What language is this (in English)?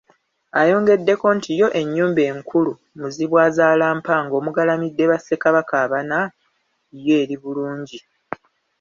Ganda